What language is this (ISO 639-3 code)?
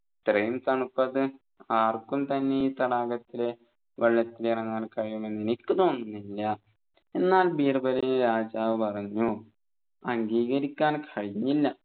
mal